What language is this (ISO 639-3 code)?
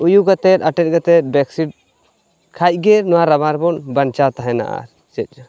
sat